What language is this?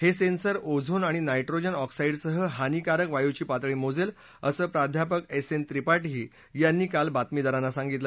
Marathi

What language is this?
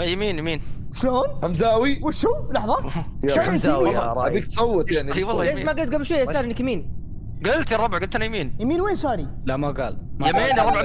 Arabic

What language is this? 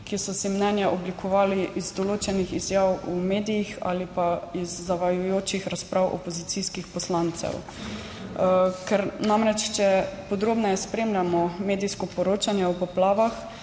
Slovenian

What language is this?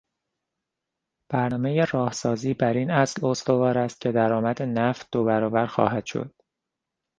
Persian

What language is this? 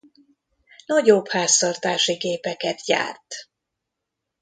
Hungarian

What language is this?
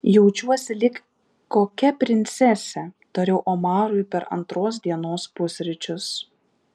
Lithuanian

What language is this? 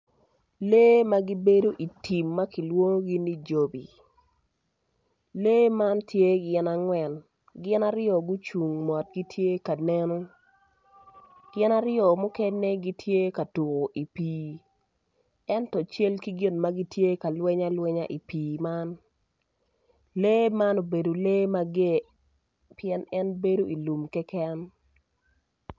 Acoli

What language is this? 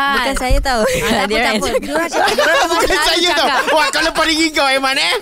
Malay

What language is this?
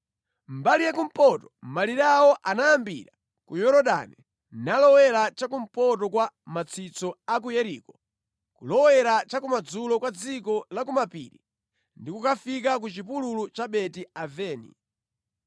Nyanja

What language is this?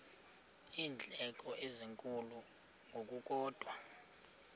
Xhosa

